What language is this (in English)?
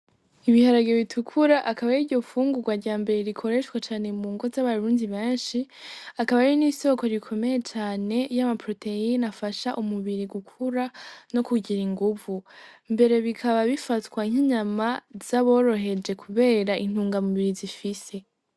Rundi